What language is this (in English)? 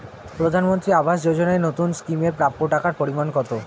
Bangla